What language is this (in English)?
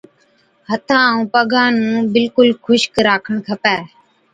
Od